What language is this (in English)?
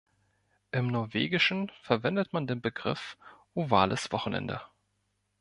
German